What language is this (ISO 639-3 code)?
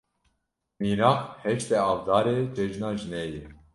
kur